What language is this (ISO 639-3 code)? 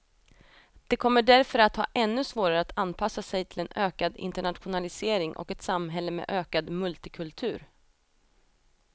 swe